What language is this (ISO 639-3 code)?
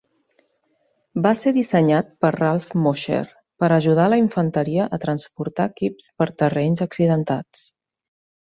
cat